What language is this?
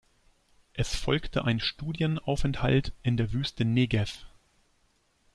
German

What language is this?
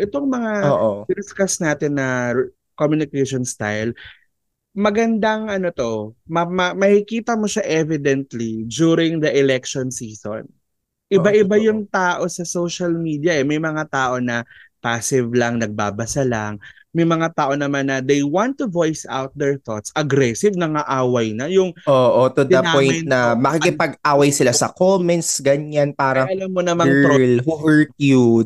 Filipino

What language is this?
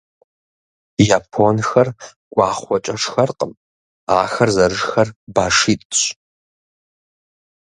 Kabardian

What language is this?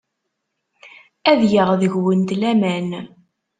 Kabyle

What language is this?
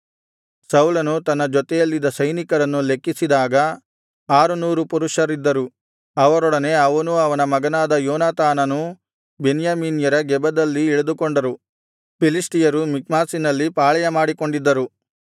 Kannada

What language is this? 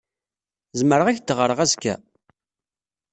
Kabyle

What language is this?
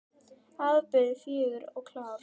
Icelandic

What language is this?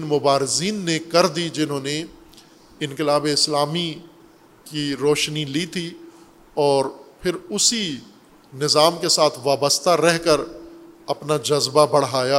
Urdu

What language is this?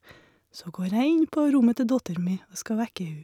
Norwegian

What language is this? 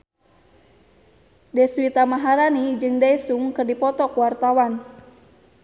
Sundanese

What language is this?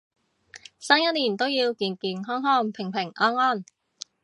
Cantonese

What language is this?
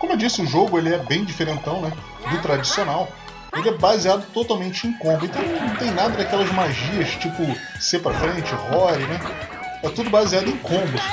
Portuguese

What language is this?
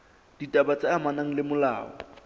Southern Sotho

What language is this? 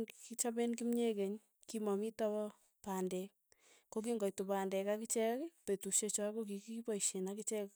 Tugen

